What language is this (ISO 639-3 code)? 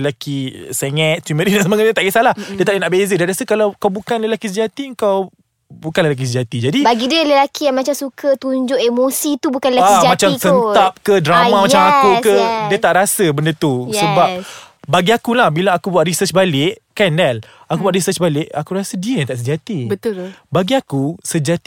msa